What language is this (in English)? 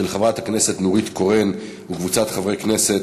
Hebrew